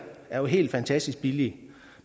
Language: Danish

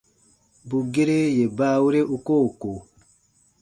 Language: Baatonum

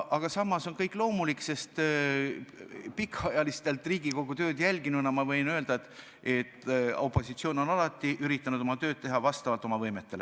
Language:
Estonian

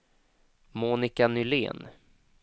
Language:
Swedish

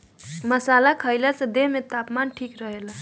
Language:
Bhojpuri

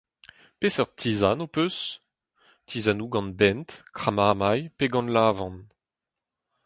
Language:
Breton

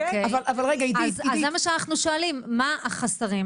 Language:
Hebrew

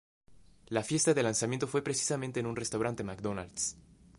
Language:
Spanish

